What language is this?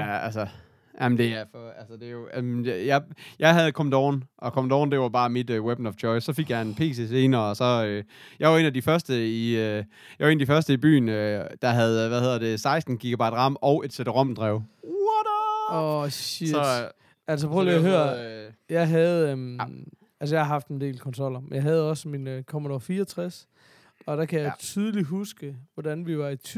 Danish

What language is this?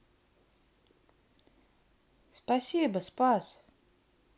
Russian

